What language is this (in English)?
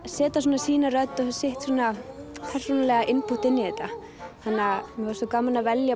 Icelandic